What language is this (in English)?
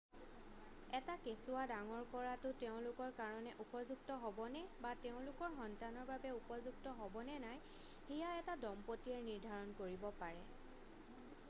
Assamese